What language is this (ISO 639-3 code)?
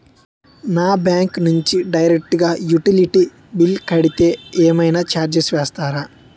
tel